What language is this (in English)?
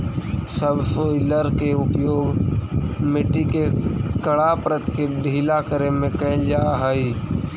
Magahi